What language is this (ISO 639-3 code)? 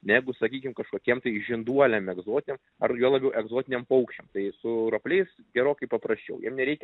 lit